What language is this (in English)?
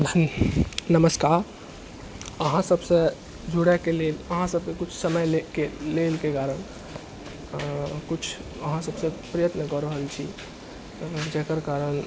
Maithili